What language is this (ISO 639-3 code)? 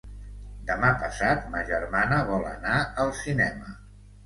cat